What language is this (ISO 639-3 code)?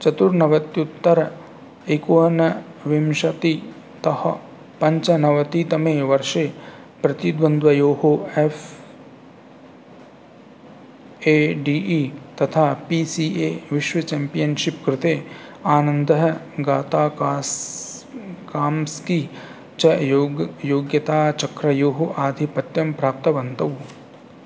san